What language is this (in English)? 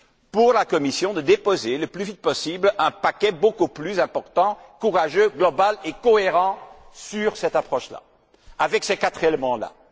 French